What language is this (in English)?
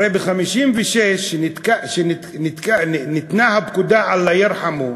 Hebrew